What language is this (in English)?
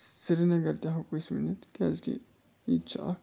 Kashmiri